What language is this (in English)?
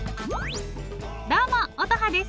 Japanese